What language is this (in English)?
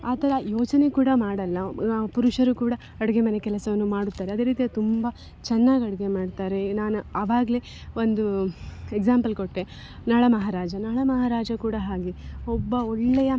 Kannada